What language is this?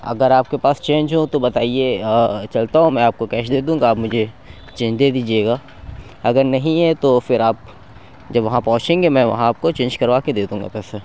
Urdu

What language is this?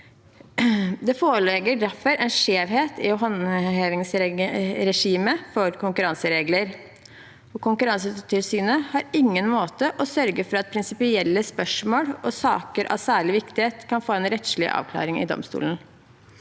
Norwegian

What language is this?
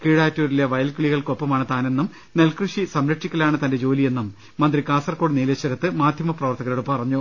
Malayalam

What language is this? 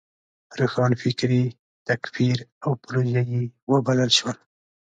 Pashto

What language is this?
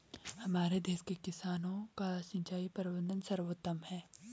Hindi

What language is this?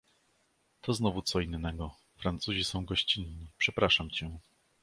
Polish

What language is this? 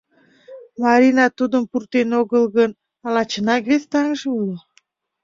Mari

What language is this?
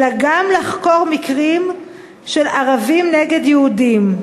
Hebrew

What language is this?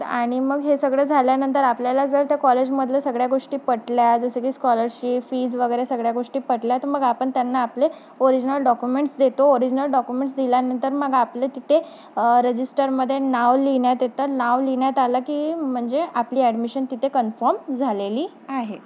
Marathi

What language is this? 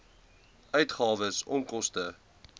Afrikaans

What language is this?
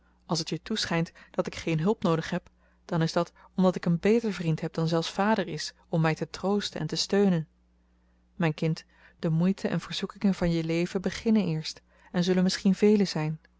Dutch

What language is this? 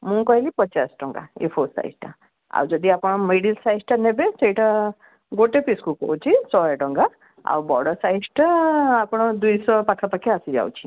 Odia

